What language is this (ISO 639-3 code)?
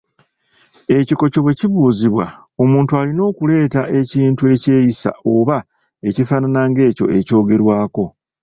lug